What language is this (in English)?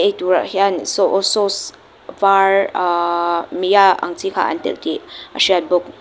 Mizo